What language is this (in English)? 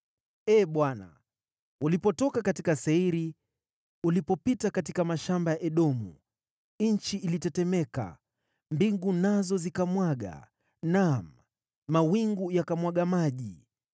Swahili